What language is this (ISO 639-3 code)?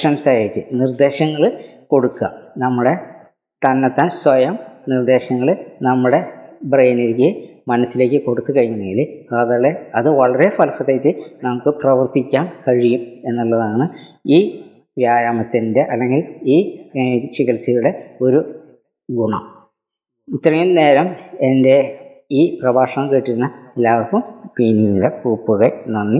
mal